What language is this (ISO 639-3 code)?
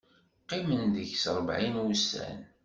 kab